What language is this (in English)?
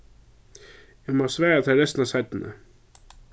Faroese